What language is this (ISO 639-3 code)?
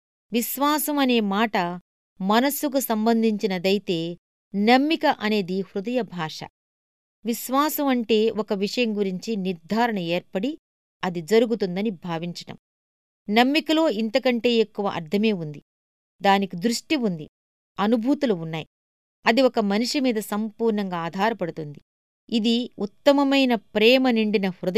tel